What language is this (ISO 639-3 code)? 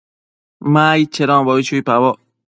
mcf